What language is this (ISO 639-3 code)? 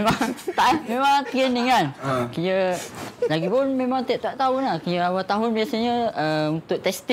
msa